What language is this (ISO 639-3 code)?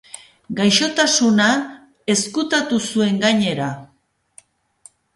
eus